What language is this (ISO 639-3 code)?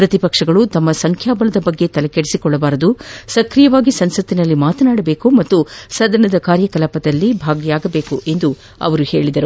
kan